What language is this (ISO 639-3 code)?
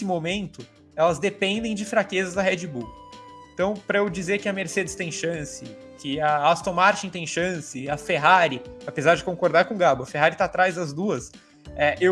por